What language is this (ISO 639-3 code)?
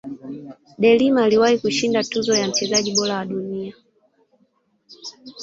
swa